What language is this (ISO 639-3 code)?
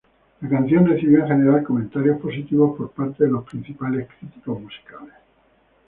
spa